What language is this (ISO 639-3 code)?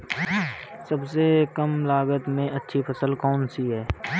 hin